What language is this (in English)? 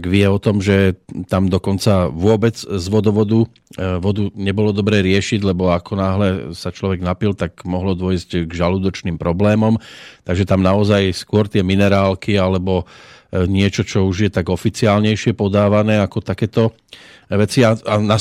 Slovak